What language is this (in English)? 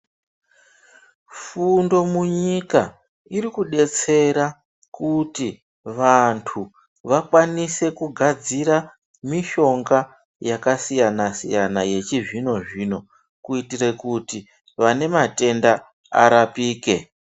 Ndau